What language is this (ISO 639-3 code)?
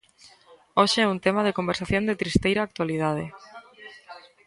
glg